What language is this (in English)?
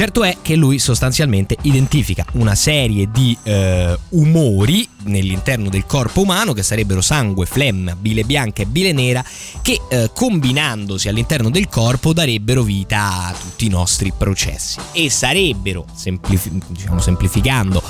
Italian